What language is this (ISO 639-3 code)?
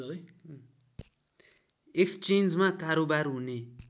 nep